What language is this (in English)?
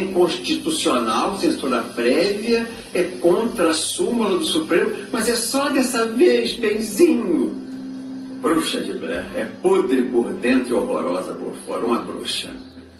Portuguese